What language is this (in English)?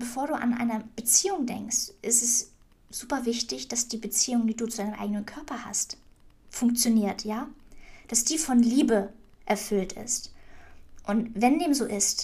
German